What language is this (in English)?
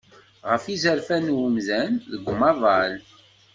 Kabyle